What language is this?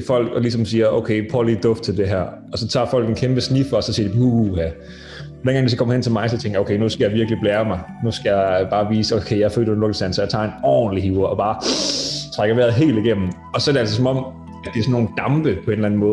Danish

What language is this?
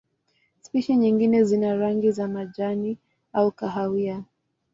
Swahili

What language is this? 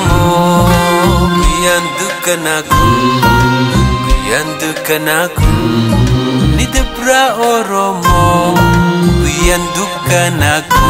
Arabic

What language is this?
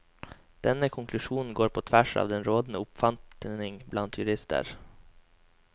Norwegian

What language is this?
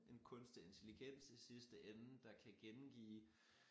Danish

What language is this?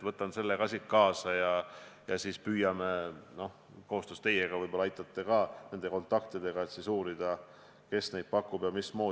Estonian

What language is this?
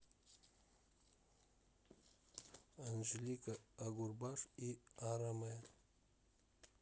Russian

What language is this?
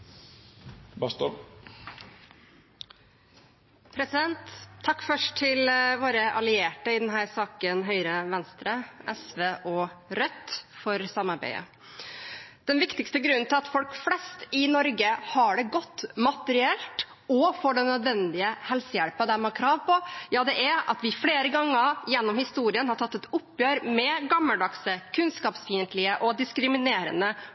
Norwegian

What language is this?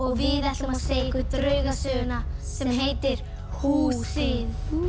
Icelandic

